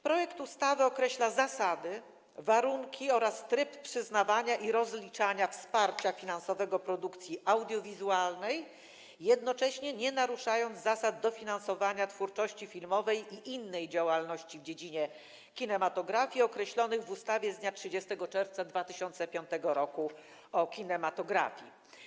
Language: Polish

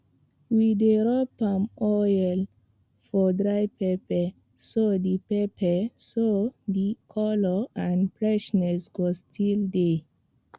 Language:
Nigerian Pidgin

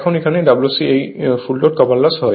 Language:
Bangla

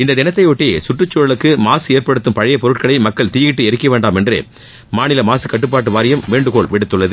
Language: Tamil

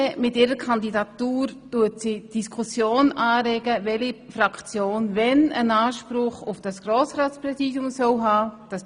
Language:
Swiss German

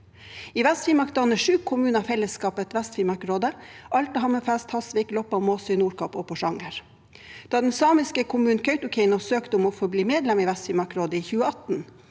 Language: Norwegian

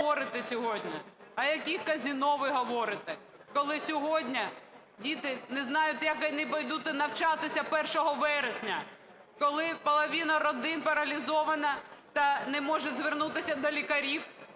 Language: Ukrainian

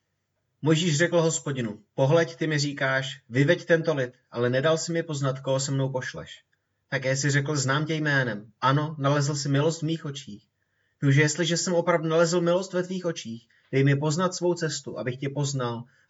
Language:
Czech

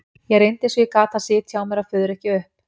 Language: Icelandic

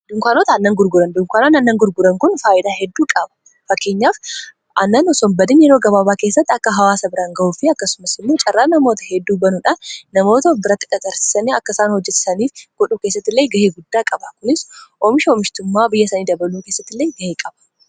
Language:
Oromo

